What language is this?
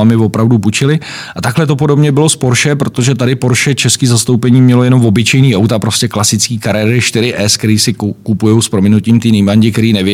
Czech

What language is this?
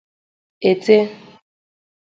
Igbo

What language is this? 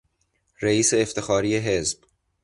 Persian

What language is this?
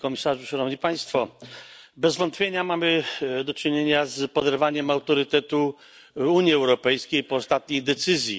Polish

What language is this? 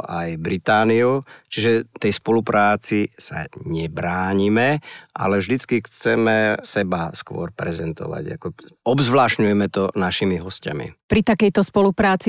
Slovak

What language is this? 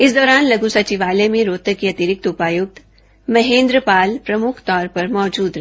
Hindi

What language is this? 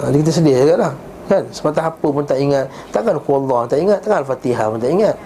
Malay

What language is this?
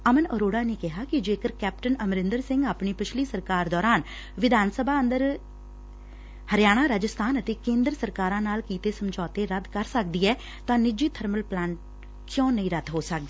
Punjabi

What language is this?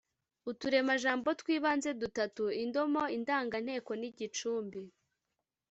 Kinyarwanda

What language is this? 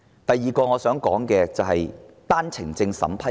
Cantonese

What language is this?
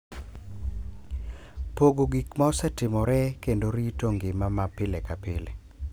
Luo (Kenya and Tanzania)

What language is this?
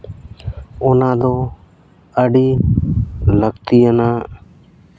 Santali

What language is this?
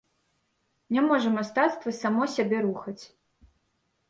Belarusian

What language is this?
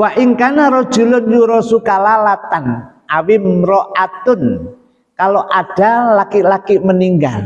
Indonesian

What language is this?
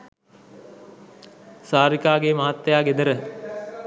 Sinhala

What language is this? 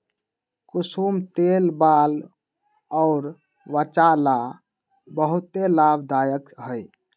Magahi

